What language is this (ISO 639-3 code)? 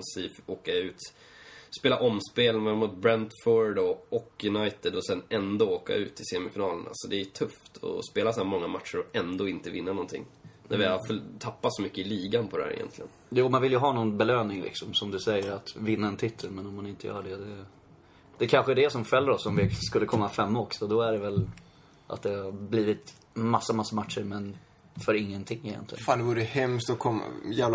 swe